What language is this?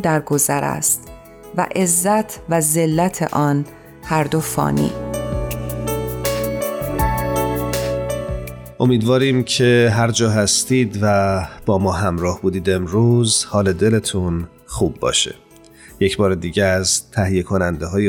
Persian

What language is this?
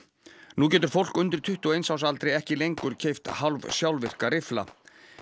Icelandic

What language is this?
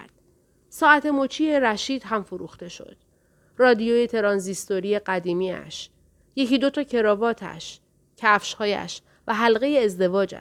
Persian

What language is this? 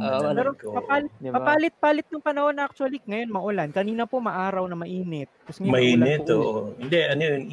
Filipino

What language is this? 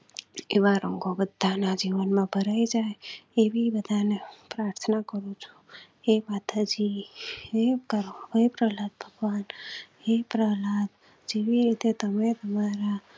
Gujarati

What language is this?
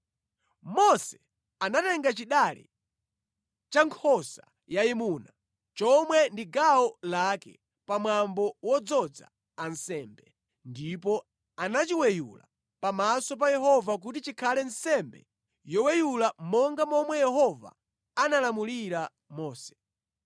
Nyanja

